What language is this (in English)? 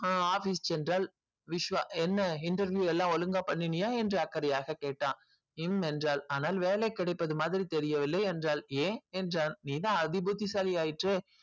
Tamil